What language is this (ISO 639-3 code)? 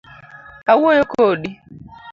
luo